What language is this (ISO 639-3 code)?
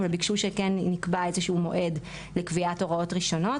heb